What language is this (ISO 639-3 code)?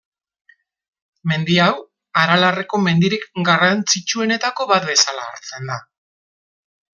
eus